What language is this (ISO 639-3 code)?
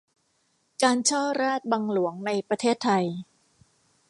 tha